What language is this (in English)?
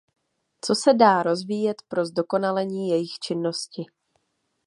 Czech